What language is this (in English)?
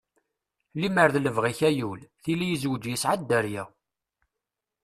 Kabyle